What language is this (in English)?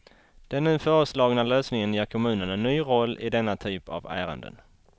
Swedish